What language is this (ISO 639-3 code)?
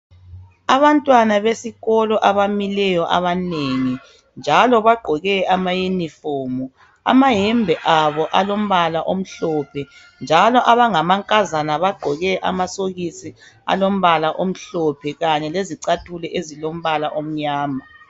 nde